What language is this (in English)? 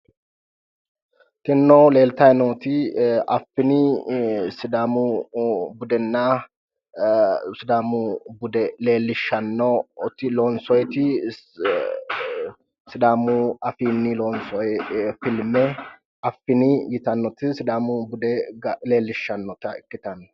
Sidamo